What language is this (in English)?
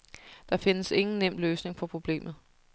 Danish